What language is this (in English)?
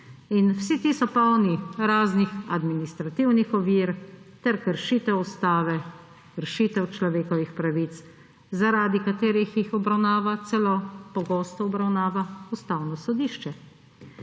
Slovenian